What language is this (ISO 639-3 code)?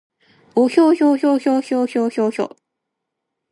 jpn